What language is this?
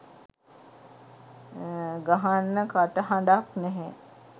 Sinhala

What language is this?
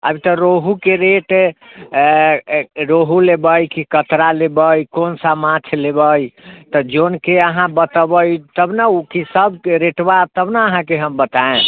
Maithili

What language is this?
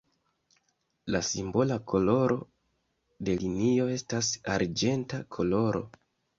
Esperanto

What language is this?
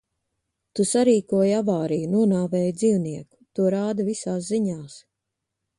Latvian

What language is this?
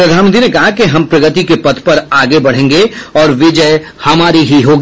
Hindi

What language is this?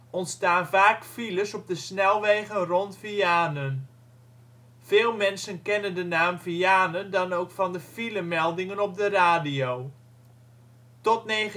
Dutch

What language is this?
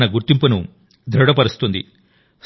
Telugu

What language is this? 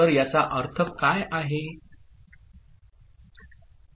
Marathi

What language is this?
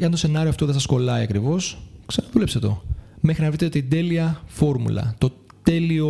Greek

